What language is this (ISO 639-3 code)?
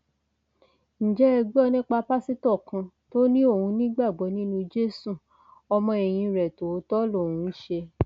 yor